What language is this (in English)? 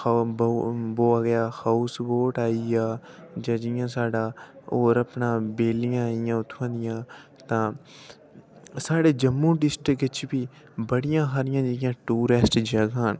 Dogri